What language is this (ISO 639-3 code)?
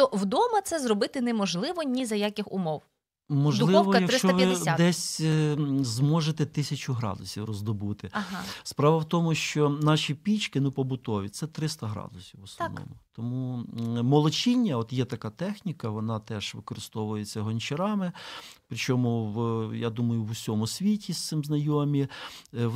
ukr